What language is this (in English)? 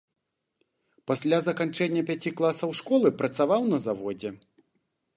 Belarusian